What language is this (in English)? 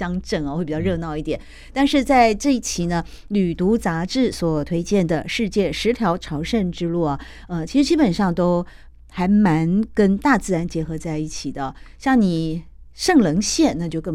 Chinese